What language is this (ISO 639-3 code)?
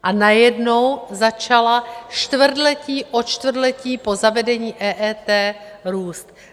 ces